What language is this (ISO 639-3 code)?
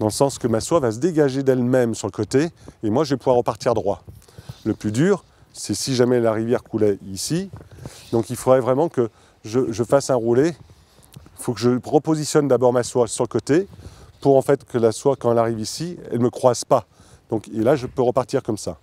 fra